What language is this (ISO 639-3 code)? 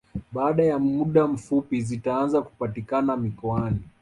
swa